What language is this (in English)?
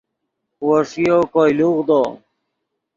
Yidgha